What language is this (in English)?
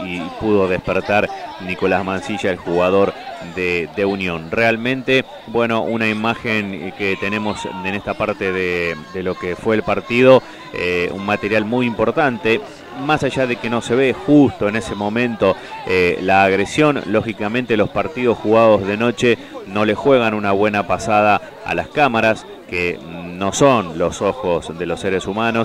Spanish